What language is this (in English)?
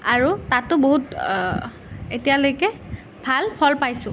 Assamese